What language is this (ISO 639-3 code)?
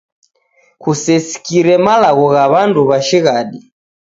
dav